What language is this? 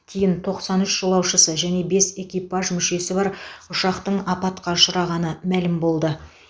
Kazakh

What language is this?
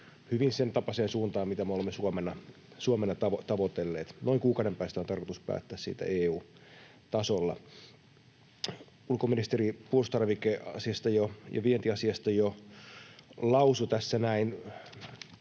Finnish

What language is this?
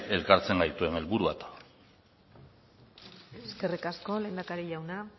Basque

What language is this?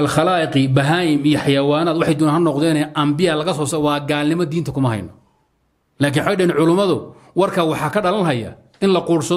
Arabic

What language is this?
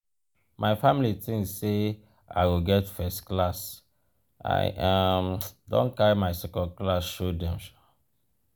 Nigerian Pidgin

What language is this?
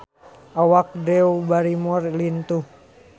Sundanese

